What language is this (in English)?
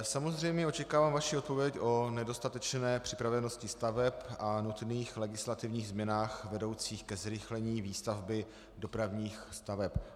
Czech